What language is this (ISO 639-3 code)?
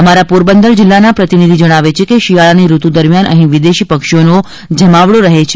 guj